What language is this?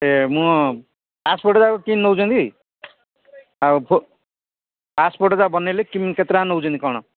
Odia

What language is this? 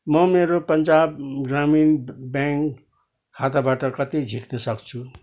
Nepali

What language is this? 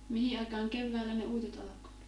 Finnish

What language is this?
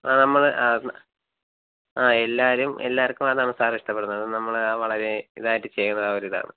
Malayalam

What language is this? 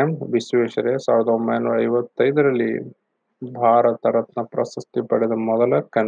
Kannada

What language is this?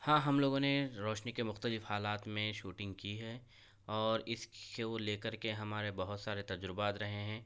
Urdu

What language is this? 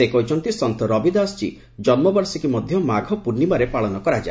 Odia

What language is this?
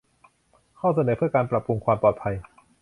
Thai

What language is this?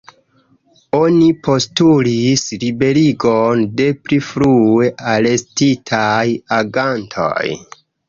Esperanto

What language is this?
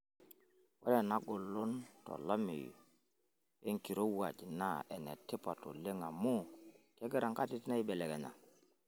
Masai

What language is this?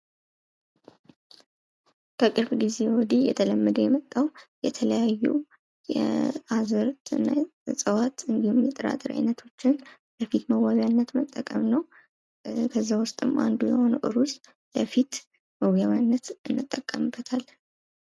Amharic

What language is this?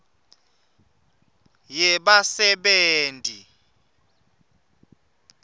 Swati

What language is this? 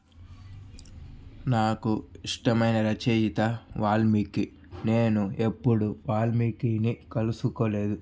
Telugu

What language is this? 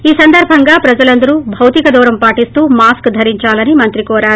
Telugu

